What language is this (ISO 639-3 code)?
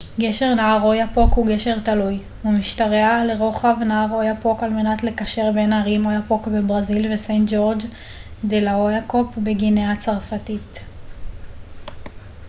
heb